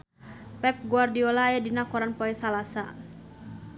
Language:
Sundanese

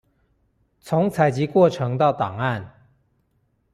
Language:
Chinese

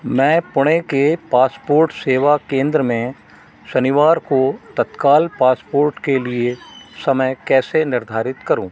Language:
Hindi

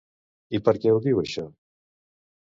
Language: Catalan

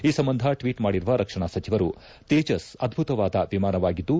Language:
Kannada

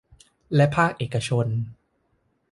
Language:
Thai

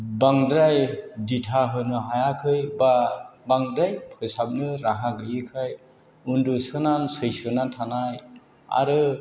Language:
Bodo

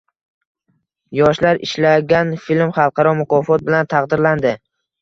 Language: Uzbek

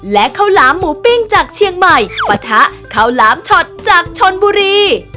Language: Thai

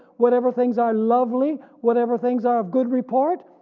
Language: English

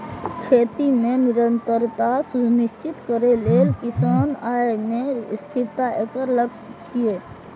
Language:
Maithili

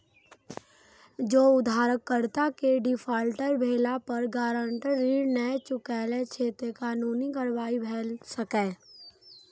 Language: Maithili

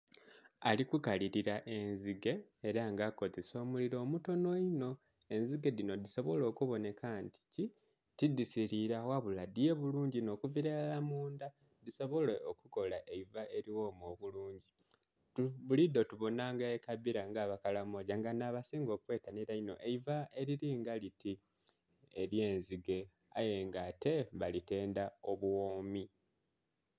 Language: Soga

